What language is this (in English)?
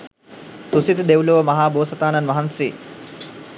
Sinhala